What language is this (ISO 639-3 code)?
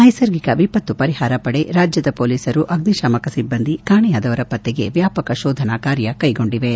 kan